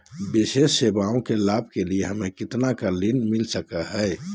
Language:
Magahi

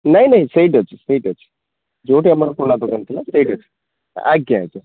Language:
Odia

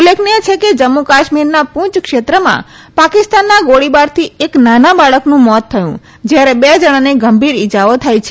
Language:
Gujarati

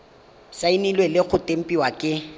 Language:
Tswana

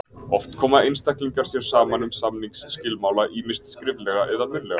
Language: Icelandic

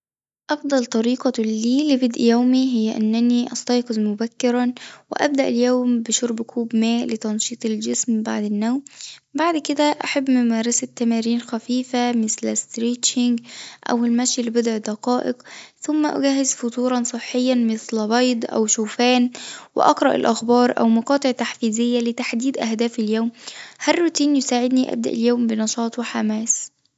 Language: Tunisian Arabic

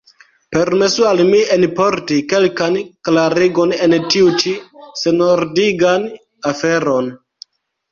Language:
Esperanto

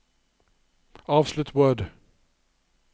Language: Norwegian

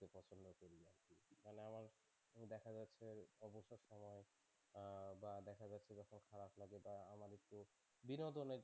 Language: Bangla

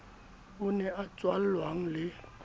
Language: Southern Sotho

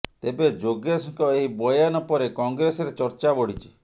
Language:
Odia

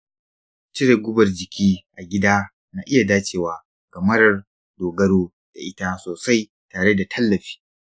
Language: Hausa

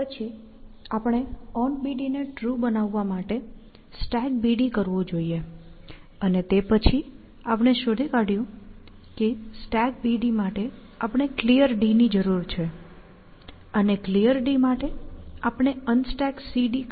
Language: Gujarati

